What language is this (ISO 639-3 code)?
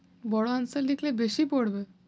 ben